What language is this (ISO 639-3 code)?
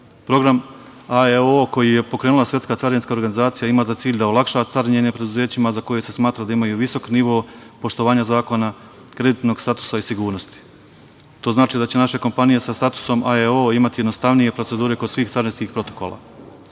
srp